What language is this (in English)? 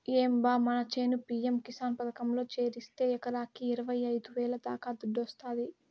Telugu